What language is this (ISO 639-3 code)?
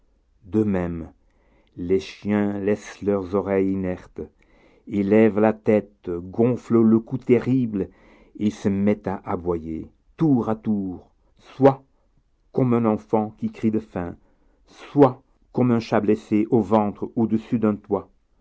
fra